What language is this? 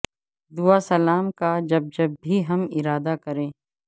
Urdu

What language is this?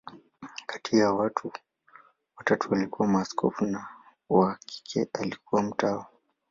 Swahili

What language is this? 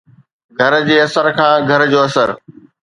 Sindhi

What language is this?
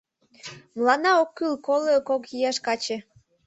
Mari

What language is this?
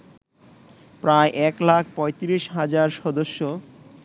Bangla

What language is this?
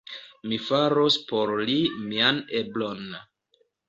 Esperanto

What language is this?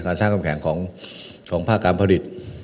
Thai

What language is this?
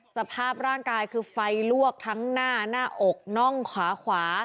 Thai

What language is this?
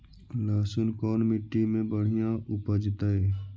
Magahi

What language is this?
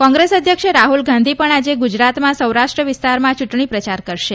Gujarati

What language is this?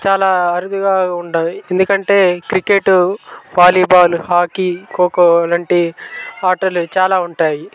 Telugu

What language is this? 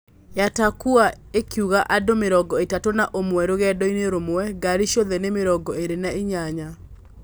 Kikuyu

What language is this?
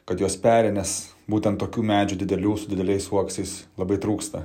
Lithuanian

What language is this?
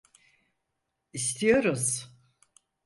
Turkish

